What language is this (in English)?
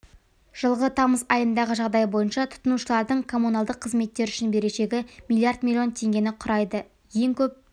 Kazakh